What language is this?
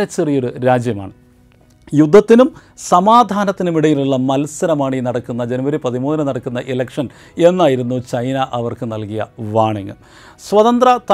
Malayalam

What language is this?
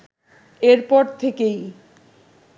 Bangla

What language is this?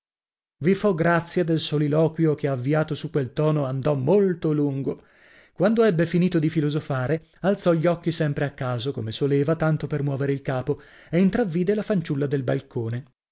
Italian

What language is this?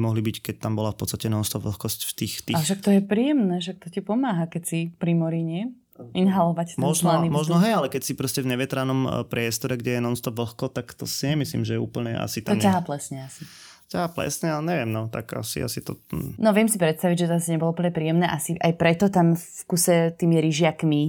Slovak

